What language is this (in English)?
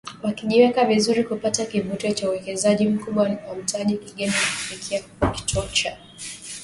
Swahili